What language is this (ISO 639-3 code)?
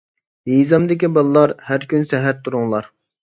uig